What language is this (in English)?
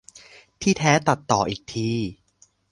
Thai